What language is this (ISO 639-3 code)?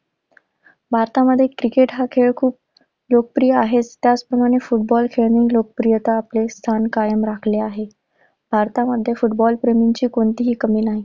mar